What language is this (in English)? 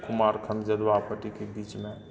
Maithili